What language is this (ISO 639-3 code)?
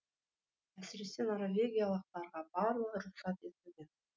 kaz